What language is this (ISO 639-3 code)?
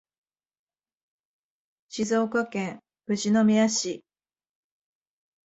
jpn